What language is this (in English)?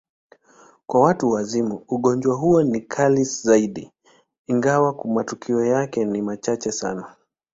Swahili